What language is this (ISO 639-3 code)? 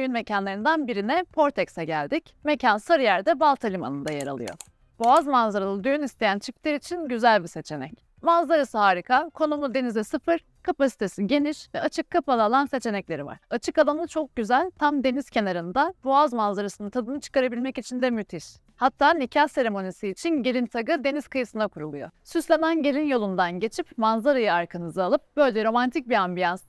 tur